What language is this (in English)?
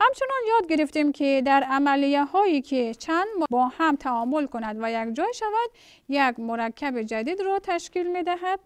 Persian